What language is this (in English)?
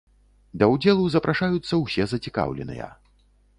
Belarusian